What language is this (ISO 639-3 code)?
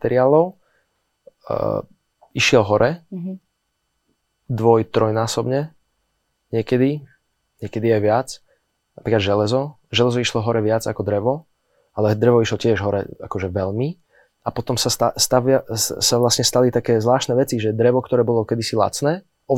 slk